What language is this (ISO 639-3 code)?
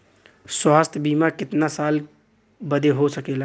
bho